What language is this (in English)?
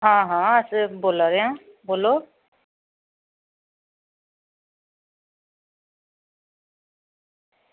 Dogri